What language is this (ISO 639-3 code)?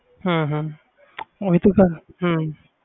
pan